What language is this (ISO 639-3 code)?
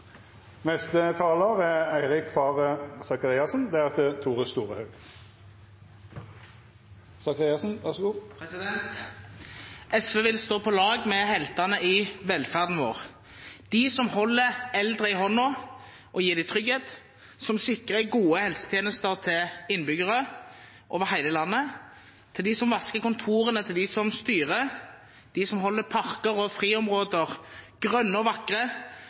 nob